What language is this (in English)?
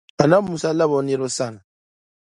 Dagbani